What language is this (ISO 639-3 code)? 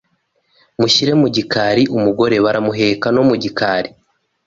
kin